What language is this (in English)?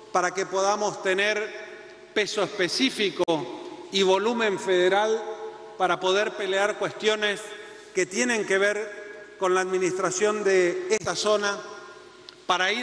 Spanish